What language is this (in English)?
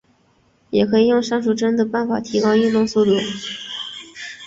Chinese